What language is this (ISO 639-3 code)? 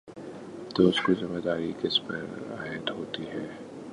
urd